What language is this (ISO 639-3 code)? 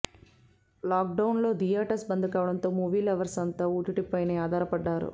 tel